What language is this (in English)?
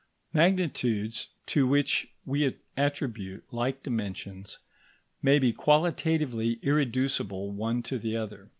English